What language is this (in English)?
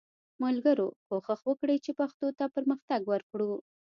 Pashto